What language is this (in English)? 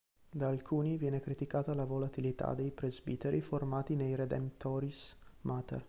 Italian